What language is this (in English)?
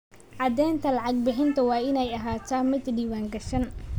Somali